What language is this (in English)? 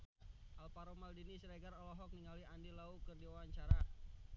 Sundanese